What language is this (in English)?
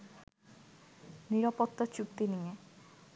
Bangla